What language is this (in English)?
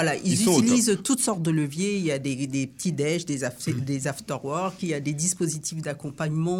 French